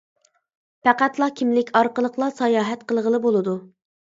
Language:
Uyghur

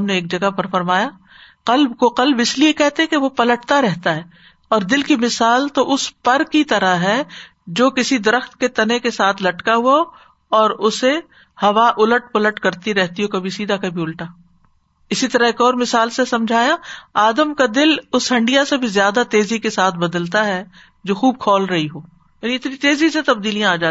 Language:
Urdu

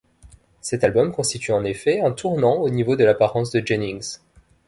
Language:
French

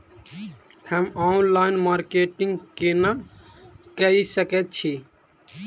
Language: Maithili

